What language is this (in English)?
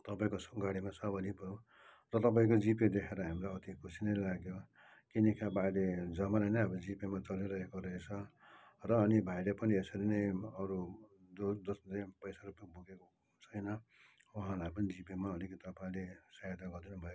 Nepali